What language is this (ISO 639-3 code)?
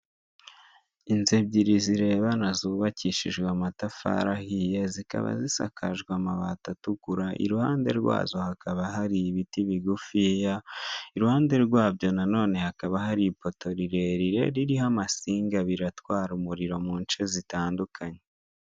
kin